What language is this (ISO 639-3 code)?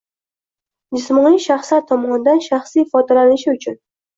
uzb